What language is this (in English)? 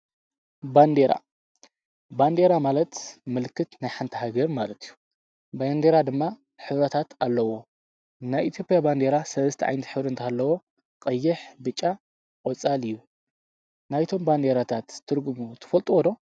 Tigrinya